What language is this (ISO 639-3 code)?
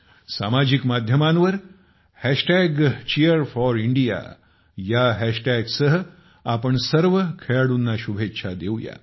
mar